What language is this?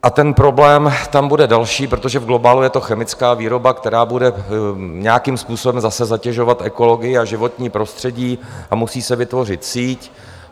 Czech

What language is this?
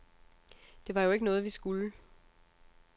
Danish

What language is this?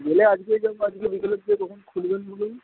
Bangla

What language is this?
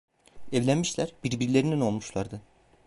Turkish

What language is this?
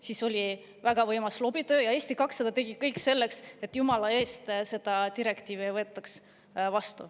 Estonian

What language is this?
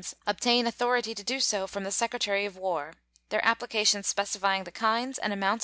English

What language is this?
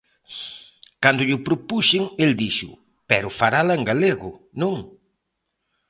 Galician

